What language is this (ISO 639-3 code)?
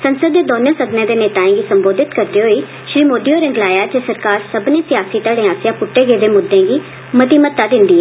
doi